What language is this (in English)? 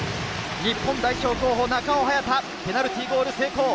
Japanese